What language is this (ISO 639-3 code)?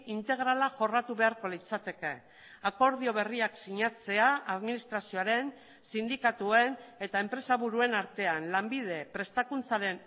eus